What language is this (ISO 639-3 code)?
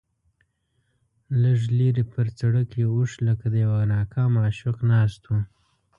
pus